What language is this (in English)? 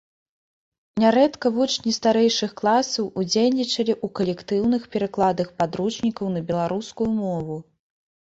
Belarusian